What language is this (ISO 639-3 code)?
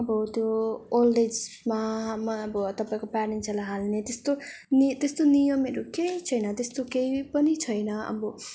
nep